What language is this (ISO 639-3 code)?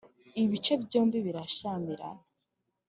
kin